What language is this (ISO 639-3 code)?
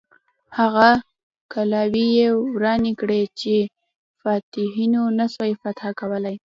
pus